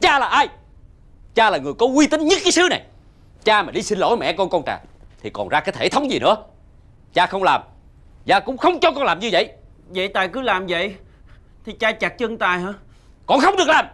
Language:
Vietnamese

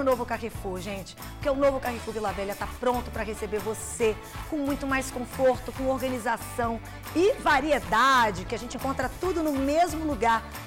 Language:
Portuguese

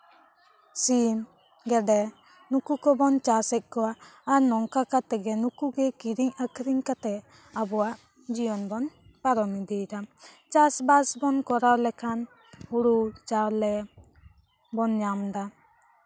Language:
Santali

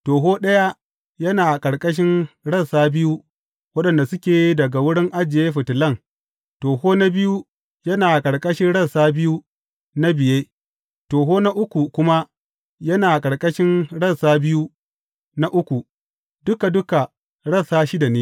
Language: Hausa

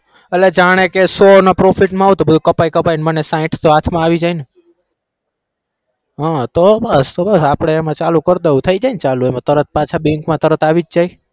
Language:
Gujarati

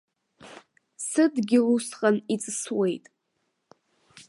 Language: Abkhazian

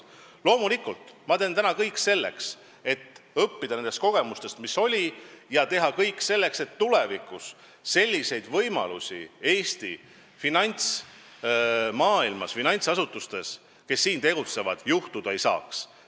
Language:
Estonian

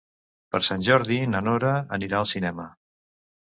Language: Catalan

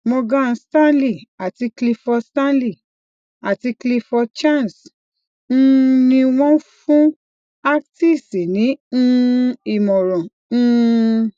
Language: Yoruba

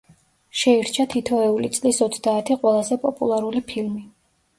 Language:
Georgian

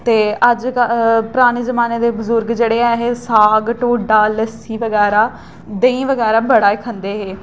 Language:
Dogri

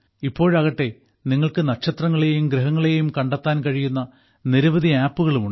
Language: Malayalam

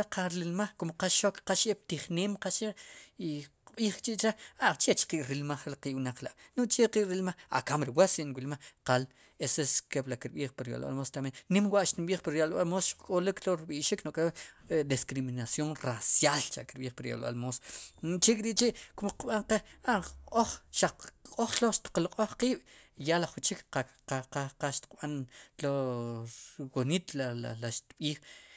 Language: Sipacapense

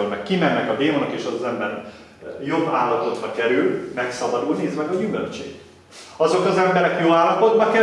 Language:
Hungarian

